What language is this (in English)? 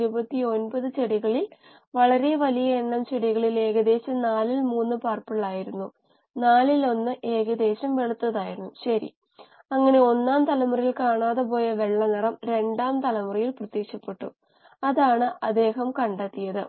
Malayalam